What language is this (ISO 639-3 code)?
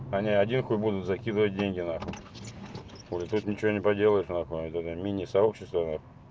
rus